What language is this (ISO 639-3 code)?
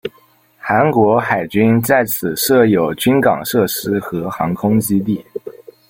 zho